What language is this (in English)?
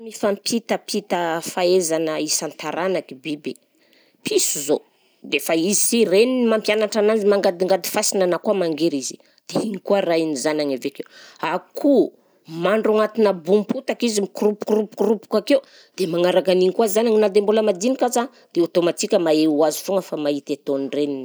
Southern Betsimisaraka Malagasy